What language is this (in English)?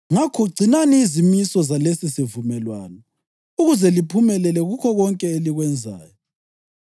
North Ndebele